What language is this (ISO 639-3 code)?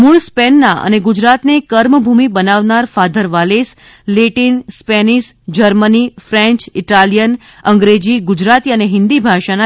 guj